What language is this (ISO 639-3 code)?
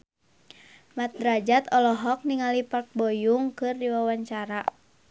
sun